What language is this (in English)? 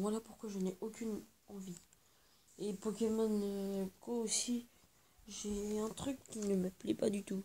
French